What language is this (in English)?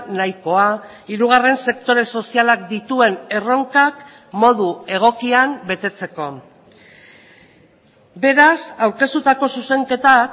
Basque